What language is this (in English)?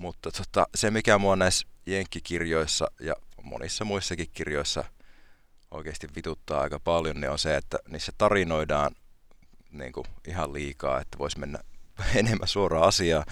Finnish